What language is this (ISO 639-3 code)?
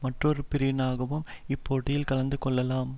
tam